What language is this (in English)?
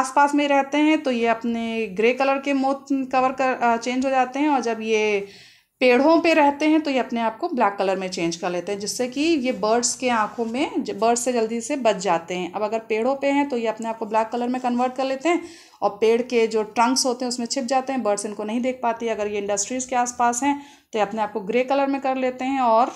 Hindi